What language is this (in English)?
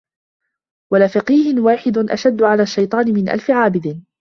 Arabic